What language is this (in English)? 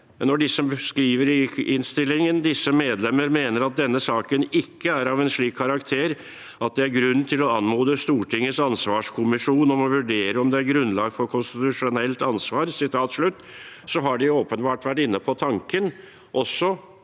Norwegian